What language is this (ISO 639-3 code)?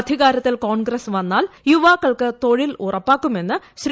mal